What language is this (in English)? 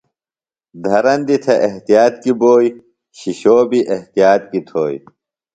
Phalura